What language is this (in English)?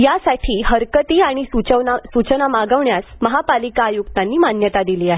Marathi